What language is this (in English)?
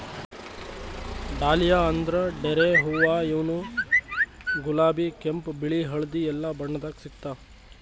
Kannada